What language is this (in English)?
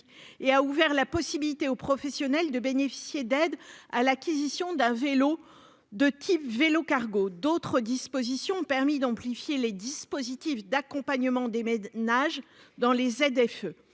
French